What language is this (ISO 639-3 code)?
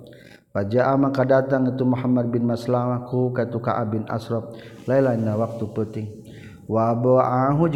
msa